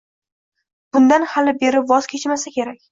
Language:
Uzbek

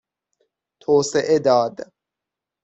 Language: Persian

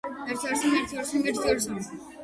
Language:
Georgian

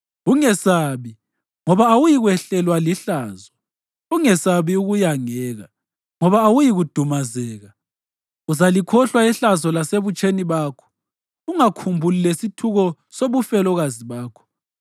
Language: North Ndebele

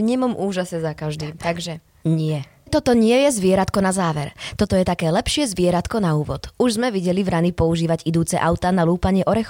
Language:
Slovak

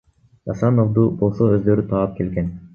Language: Kyrgyz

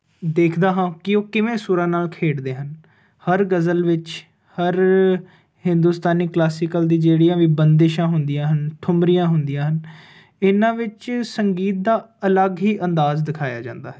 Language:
Punjabi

